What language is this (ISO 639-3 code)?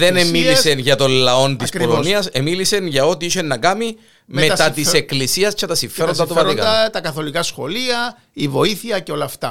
ell